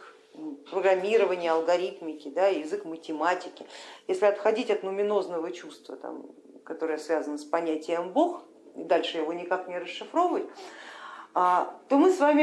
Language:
Russian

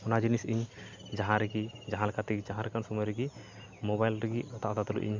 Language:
Santali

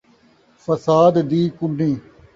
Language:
Saraiki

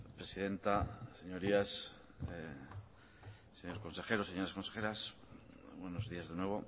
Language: Spanish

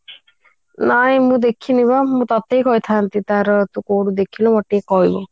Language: Odia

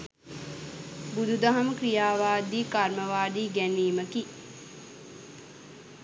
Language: Sinhala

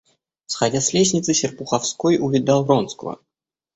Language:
Russian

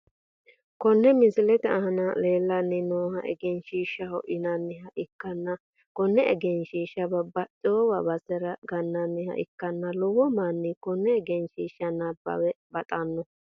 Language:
Sidamo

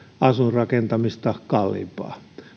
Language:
Finnish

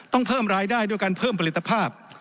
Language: Thai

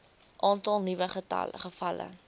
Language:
Afrikaans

